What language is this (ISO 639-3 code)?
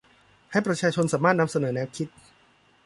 tha